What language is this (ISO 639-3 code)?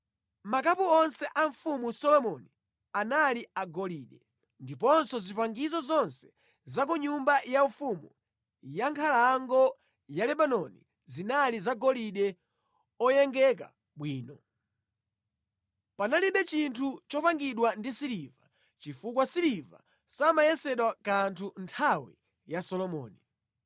nya